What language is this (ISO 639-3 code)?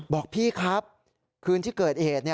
tha